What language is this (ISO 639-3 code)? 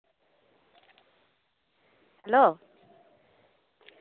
sat